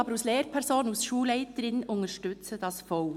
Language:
Swiss German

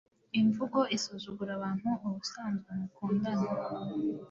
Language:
Kinyarwanda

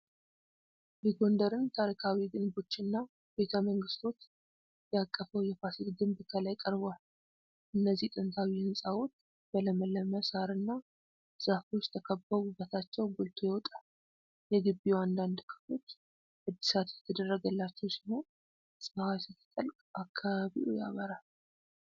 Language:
Amharic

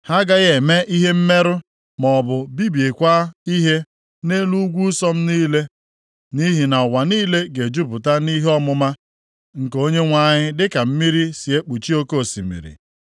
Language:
Igbo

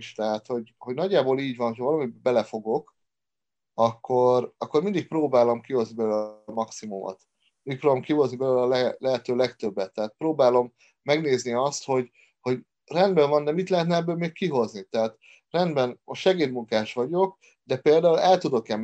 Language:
Hungarian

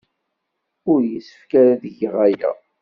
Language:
Kabyle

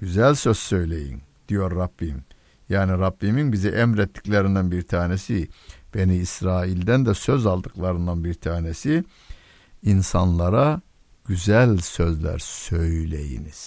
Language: Turkish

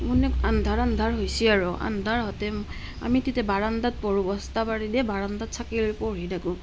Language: Assamese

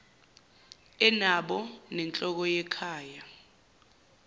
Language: Zulu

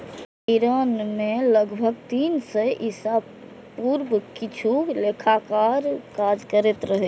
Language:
Maithili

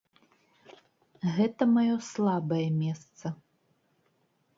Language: Belarusian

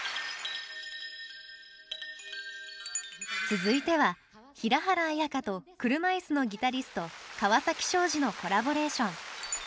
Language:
Japanese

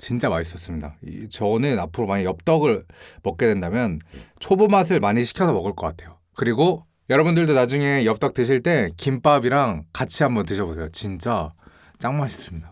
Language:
Korean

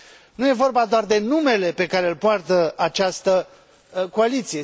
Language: Romanian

